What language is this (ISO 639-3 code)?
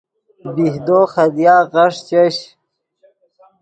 ydg